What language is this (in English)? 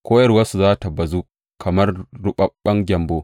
Hausa